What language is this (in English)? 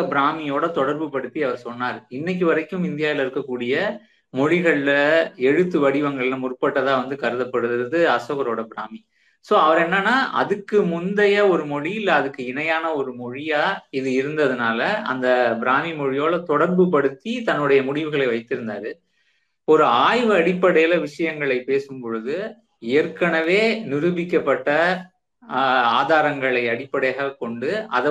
Tamil